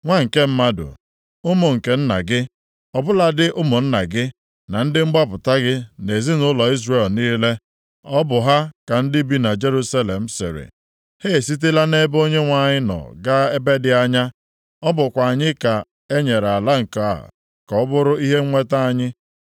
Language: Igbo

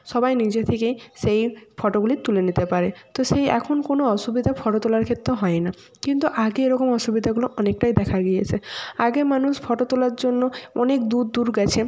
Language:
Bangla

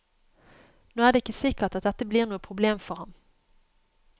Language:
Norwegian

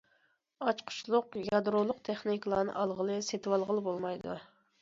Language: Uyghur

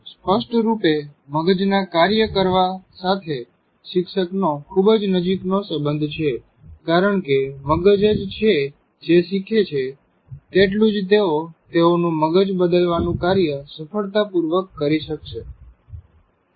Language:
Gujarati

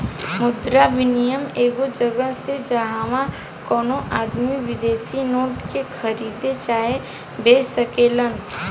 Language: Bhojpuri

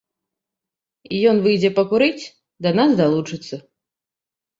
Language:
Belarusian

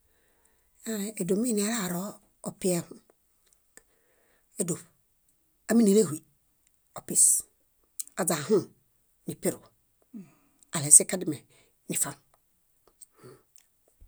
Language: Bayot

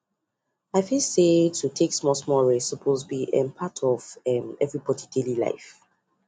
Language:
Nigerian Pidgin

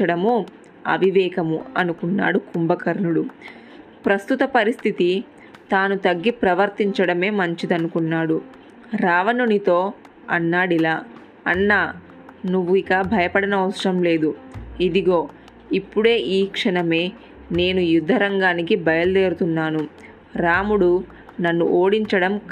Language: Telugu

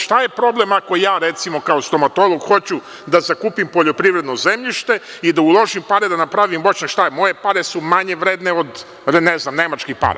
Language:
Serbian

